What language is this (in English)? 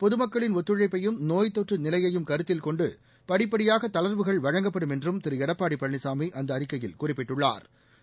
Tamil